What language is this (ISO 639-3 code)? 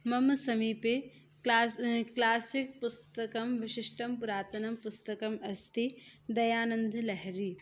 san